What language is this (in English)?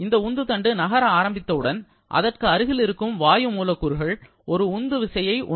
Tamil